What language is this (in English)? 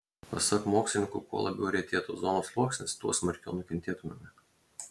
Lithuanian